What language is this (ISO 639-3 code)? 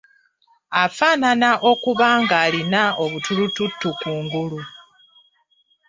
lug